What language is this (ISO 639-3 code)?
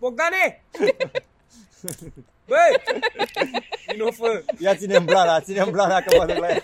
ron